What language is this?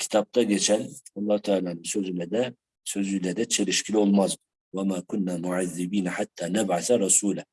Turkish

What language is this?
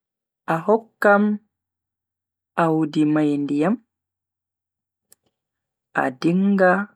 Bagirmi Fulfulde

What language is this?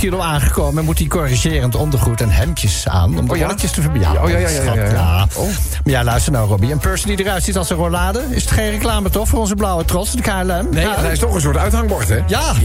Dutch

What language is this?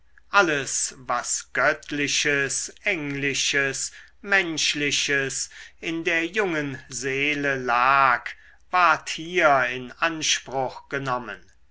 German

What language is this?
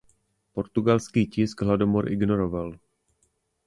Czech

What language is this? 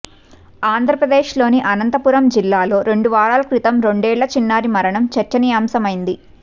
Telugu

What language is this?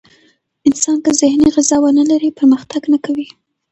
Pashto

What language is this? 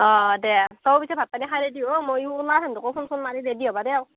Assamese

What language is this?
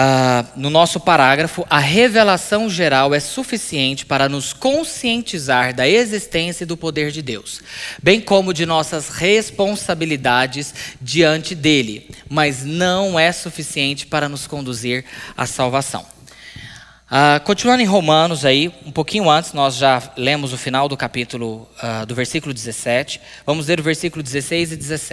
Portuguese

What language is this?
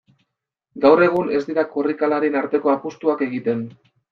Basque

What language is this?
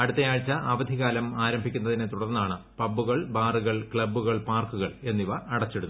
Malayalam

